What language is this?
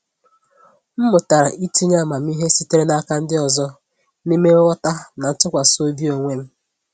Igbo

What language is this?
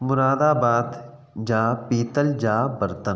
Sindhi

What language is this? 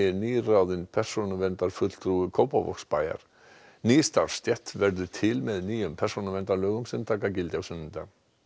Icelandic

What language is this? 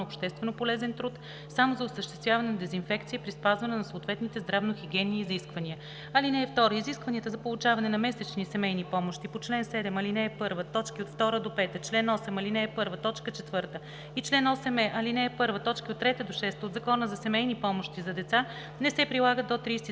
Bulgarian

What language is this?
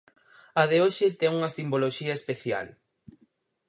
Galician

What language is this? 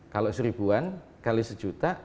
Indonesian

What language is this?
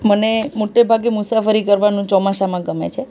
Gujarati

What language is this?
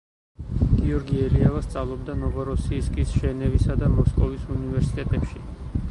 Georgian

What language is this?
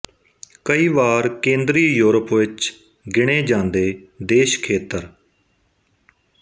Punjabi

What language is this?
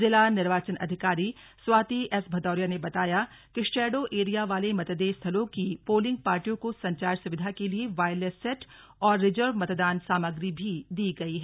Hindi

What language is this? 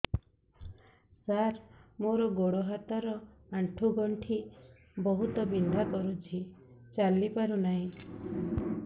Odia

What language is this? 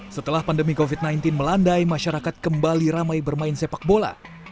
Indonesian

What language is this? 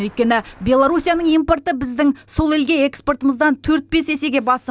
Kazakh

